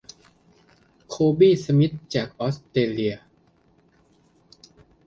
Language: Thai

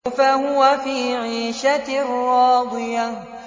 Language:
Arabic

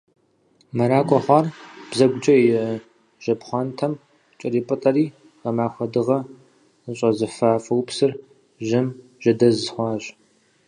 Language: Kabardian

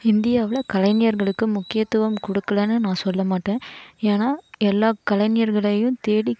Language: Tamil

